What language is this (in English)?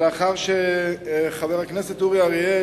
Hebrew